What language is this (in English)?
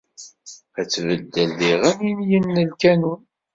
Kabyle